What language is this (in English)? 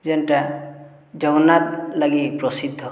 Odia